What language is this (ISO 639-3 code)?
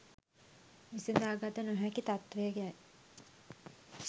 sin